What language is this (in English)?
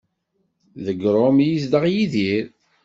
Kabyle